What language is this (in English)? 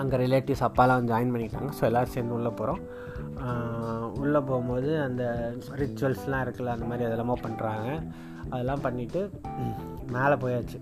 Tamil